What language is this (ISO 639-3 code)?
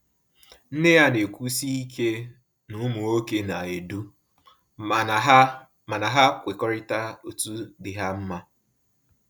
ibo